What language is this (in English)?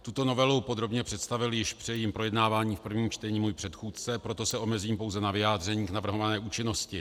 Czech